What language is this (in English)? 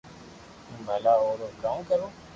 Loarki